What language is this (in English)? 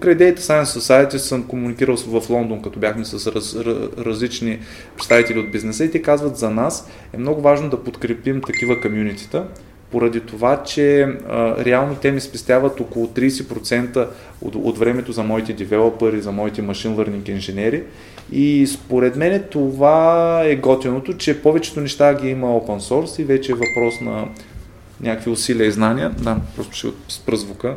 Bulgarian